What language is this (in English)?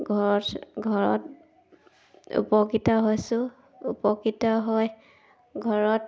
Assamese